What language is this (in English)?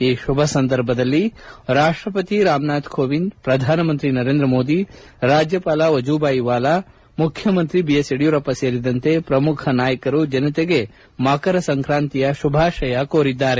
Kannada